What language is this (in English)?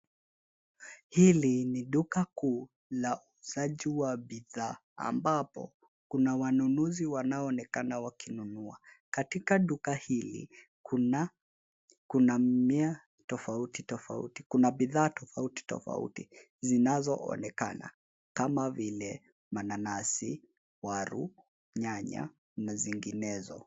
Swahili